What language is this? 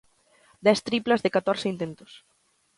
Galician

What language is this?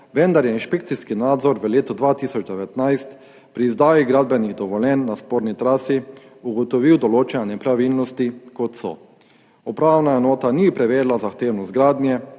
Slovenian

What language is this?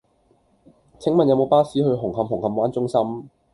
Cantonese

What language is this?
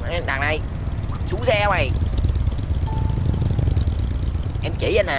Vietnamese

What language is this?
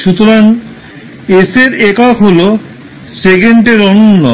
Bangla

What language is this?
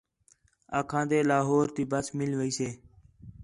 Khetrani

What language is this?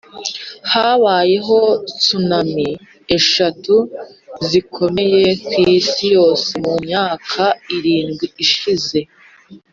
Kinyarwanda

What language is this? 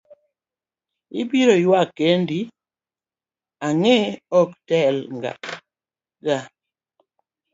Luo (Kenya and Tanzania)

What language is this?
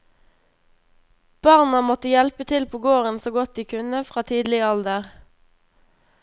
Norwegian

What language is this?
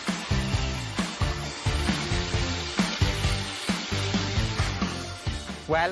Welsh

